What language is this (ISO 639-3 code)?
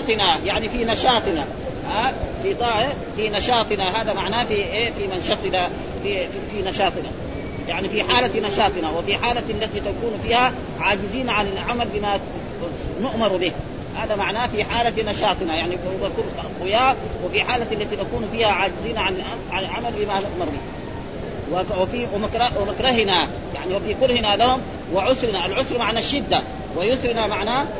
ara